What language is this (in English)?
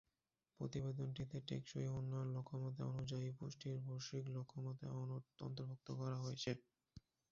Bangla